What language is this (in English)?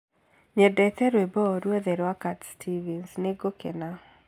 Kikuyu